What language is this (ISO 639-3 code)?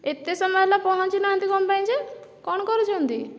ori